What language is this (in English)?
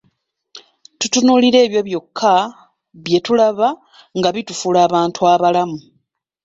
Ganda